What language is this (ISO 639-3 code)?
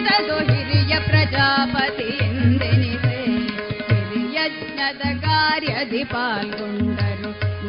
kan